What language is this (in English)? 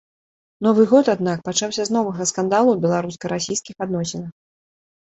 Belarusian